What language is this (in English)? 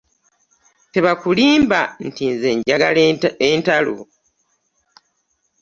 Ganda